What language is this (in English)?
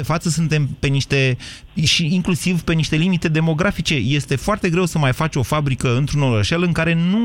Romanian